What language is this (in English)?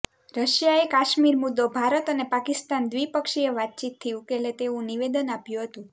Gujarati